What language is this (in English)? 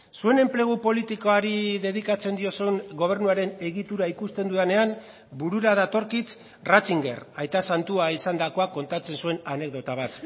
Basque